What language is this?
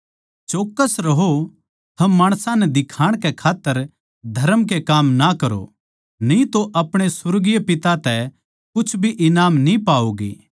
Haryanvi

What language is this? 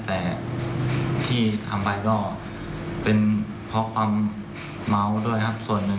Thai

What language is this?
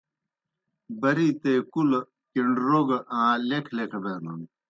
Kohistani Shina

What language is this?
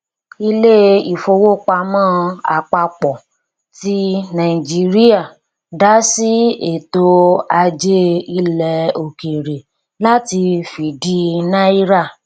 Yoruba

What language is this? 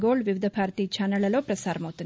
Telugu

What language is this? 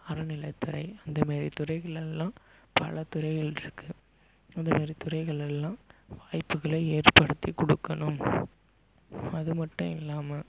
Tamil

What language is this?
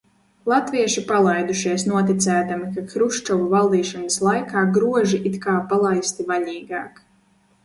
Latvian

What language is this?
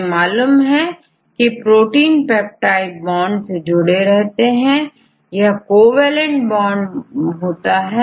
Hindi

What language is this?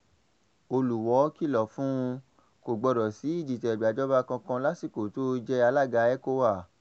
Yoruba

